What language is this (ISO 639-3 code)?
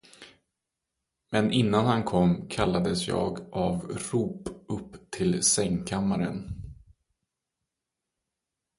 swe